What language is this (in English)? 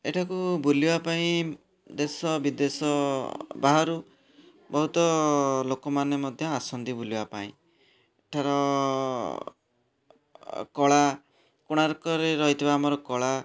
Odia